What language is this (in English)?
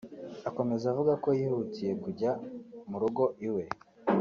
Kinyarwanda